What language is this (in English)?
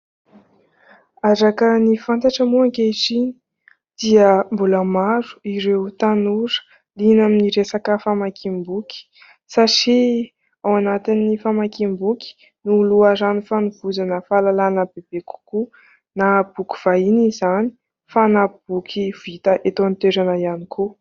Malagasy